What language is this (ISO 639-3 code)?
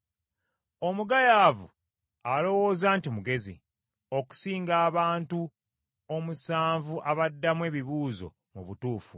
lug